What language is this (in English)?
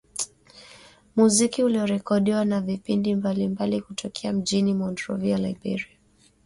Swahili